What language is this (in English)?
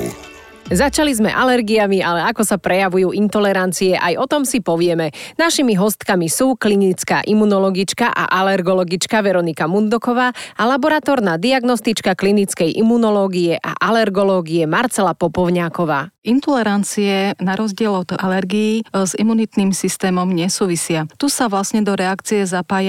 Slovak